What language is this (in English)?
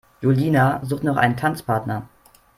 German